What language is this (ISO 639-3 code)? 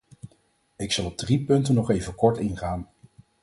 nld